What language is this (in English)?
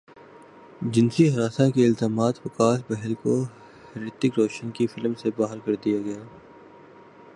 Urdu